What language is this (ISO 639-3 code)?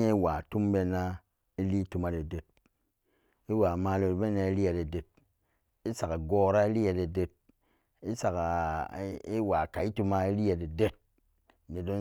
ccg